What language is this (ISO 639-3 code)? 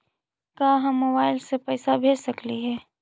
mag